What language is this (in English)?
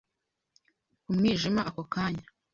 Kinyarwanda